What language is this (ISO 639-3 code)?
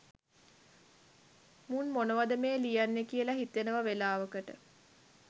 sin